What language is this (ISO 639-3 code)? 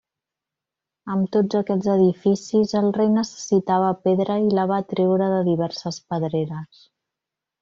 cat